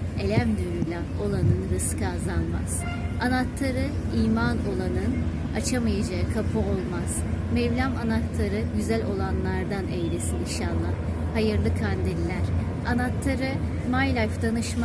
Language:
Turkish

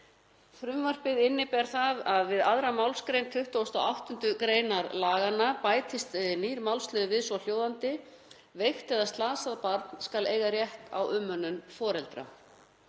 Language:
Icelandic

